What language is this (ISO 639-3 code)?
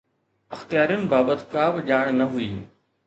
snd